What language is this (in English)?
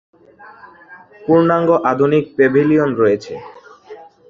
Bangla